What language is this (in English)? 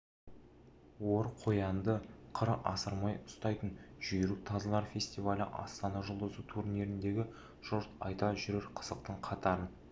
Kazakh